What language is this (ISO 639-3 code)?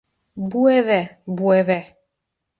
tur